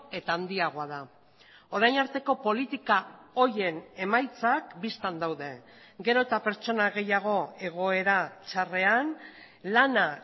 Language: Basque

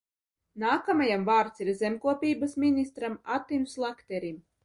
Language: Latvian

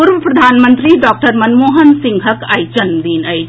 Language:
Maithili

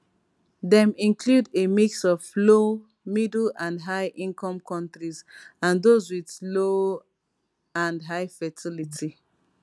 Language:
Nigerian Pidgin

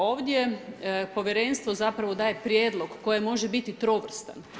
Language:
Croatian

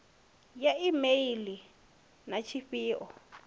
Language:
Venda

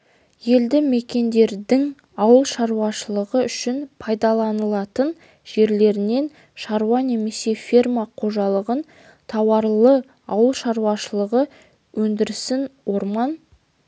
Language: Kazakh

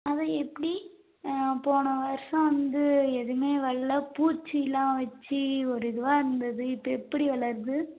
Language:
Tamil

